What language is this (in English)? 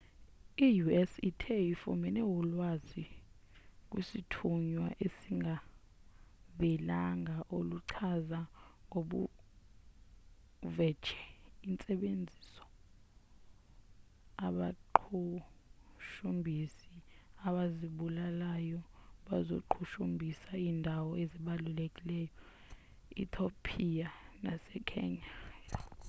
Xhosa